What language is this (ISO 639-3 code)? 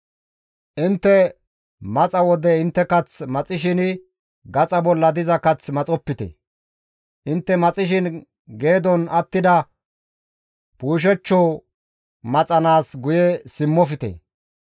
gmv